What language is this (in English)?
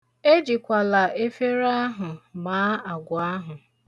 Igbo